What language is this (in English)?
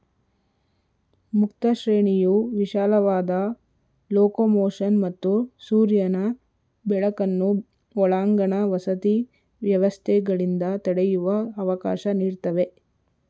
Kannada